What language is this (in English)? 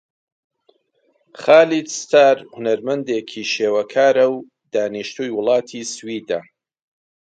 Central Kurdish